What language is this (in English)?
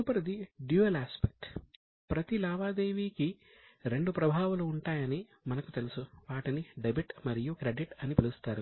Telugu